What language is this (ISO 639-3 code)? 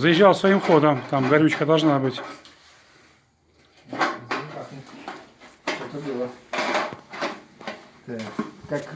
rus